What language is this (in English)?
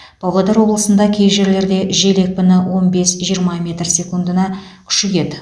Kazakh